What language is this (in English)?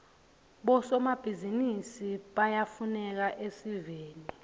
Swati